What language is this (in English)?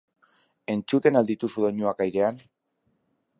Basque